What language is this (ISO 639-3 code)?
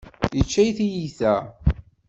kab